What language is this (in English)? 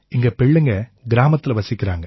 Tamil